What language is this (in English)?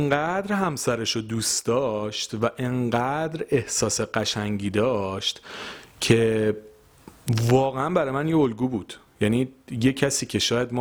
Persian